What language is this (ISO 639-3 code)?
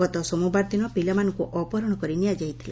ori